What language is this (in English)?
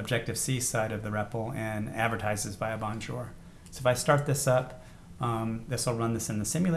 English